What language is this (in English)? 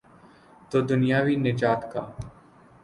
Urdu